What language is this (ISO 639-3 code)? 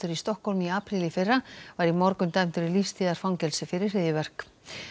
isl